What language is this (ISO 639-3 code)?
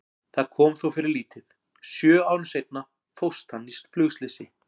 isl